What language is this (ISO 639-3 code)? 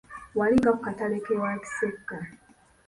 lug